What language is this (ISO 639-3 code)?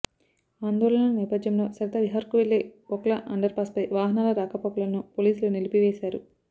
tel